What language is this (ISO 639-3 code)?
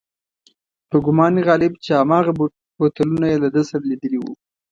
pus